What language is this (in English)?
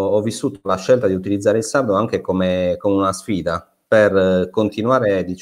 Italian